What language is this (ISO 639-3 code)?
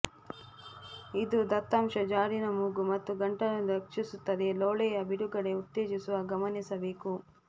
kan